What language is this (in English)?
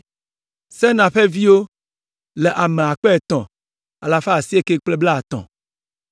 Ewe